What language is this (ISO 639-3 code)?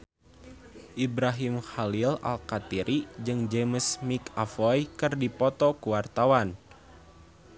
sun